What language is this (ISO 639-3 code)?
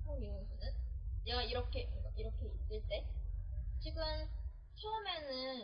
kor